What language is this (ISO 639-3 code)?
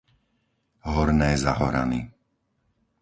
slk